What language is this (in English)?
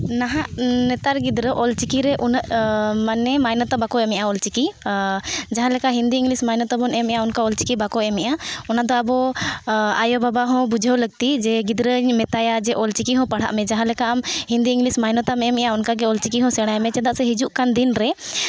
Santali